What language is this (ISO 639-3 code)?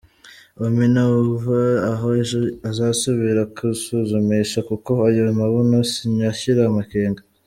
kin